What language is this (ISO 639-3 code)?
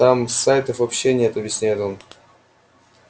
rus